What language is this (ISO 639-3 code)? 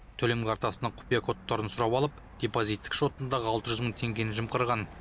kaz